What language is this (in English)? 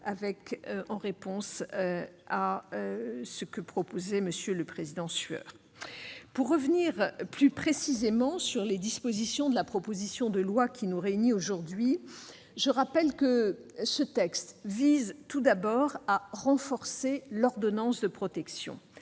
French